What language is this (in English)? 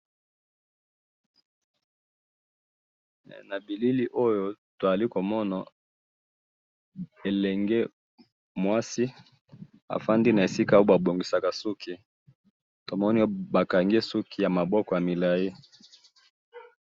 Lingala